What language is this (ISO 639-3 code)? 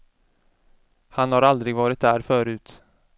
swe